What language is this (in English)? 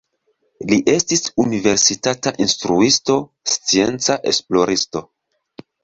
Esperanto